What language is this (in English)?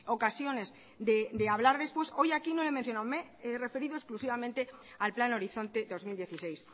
Spanish